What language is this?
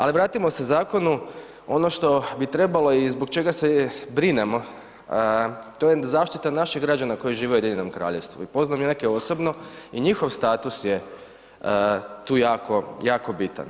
Croatian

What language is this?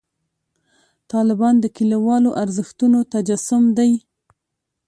Pashto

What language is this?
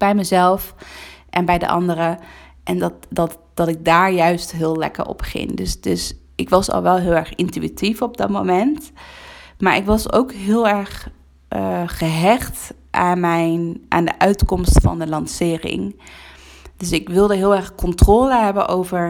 Dutch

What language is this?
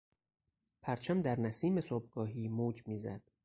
Persian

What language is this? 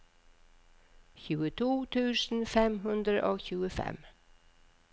Norwegian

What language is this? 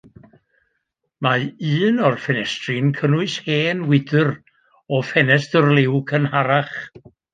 Welsh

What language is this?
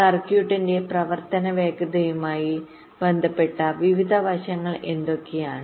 Malayalam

